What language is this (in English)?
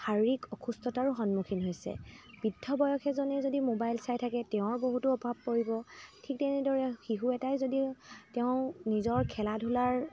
Assamese